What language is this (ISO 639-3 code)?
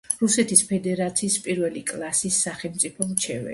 kat